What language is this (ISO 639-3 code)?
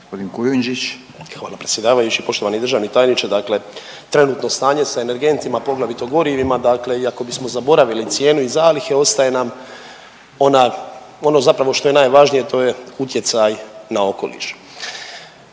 hrv